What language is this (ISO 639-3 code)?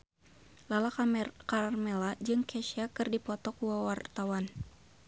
sun